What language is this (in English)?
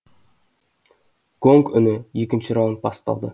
Kazakh